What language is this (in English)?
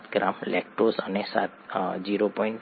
Gujarati